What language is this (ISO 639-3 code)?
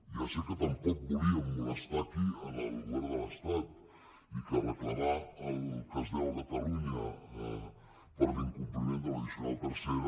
cat